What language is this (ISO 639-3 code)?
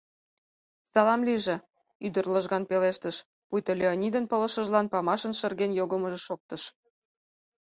chm